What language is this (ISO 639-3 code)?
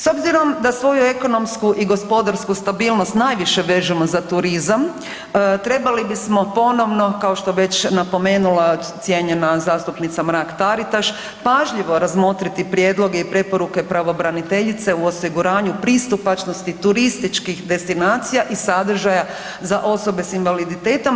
hrv